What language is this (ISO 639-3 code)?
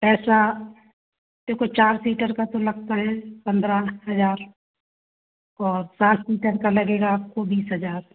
hin